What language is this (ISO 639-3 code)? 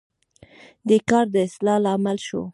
pus